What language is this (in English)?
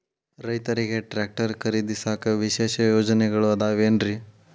Kannada